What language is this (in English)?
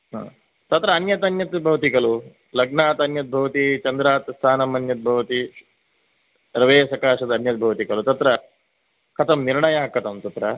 Sanskrit